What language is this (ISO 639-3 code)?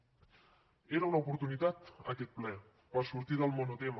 cat